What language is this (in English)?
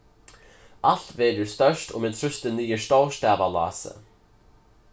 Faroese